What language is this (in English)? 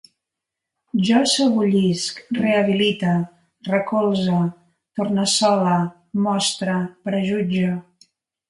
Catalan